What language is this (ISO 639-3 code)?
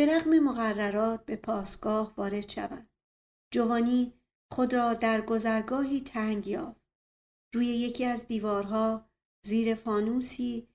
fas